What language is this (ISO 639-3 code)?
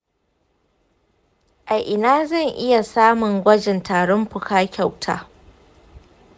hau